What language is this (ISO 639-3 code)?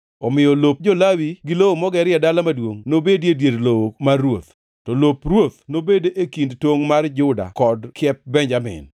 luo